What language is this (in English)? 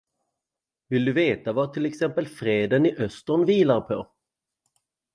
Swedish